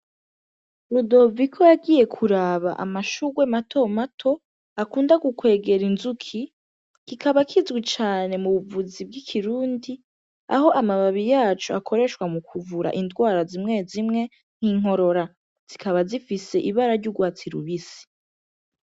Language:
Rundi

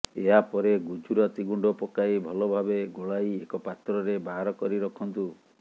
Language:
Odia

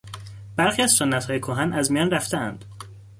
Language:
Persian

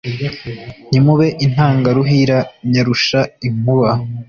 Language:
Kinyarwanda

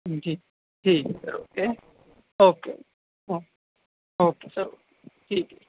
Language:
Urdu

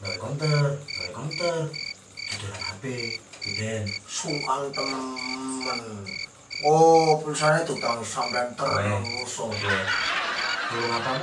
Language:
Indonesian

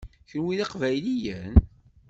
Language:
Kabyle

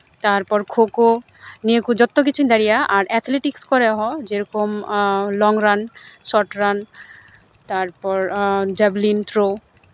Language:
Santali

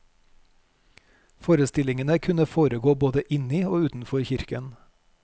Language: Norwegian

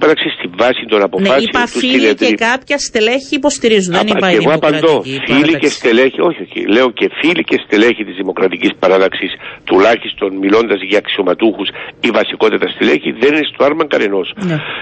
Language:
Greek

